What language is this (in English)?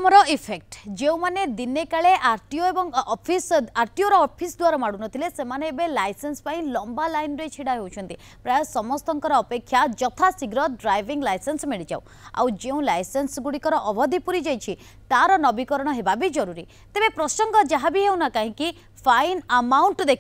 Hindi